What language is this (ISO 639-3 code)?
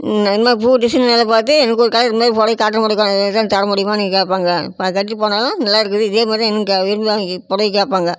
tam